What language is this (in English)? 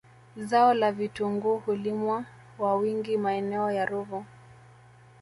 Swahili